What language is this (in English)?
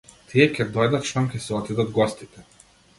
Macedonian